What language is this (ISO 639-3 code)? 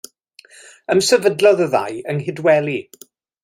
cym